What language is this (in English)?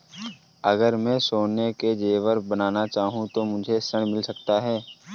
Hindi